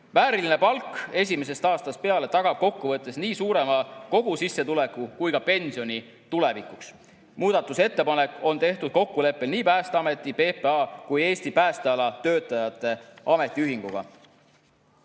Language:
Estonian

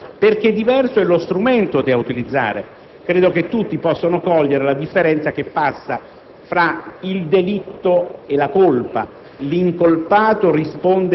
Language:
Italian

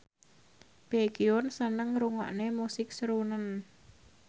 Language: Javanese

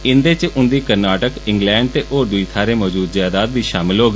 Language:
Dogri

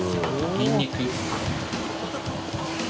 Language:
Japanese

